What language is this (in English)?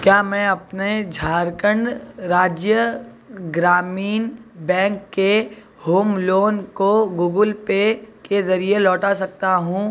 Urdu